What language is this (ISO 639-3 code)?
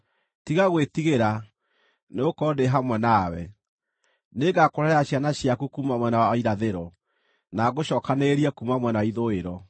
kik